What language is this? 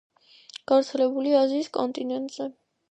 Georgian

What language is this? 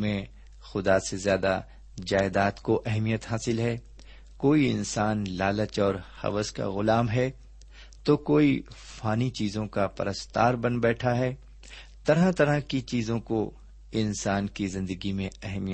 Urdu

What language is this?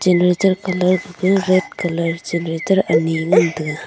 Wancho Naga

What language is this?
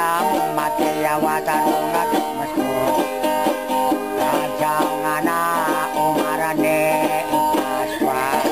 Thai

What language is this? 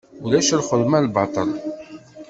Kabyle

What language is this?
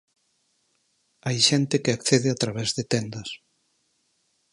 Galician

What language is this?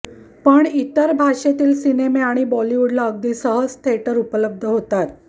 Marathi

